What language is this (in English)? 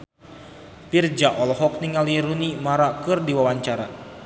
Sundanese